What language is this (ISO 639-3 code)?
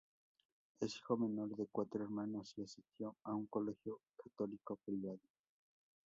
spa